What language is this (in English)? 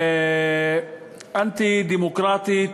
Hebrew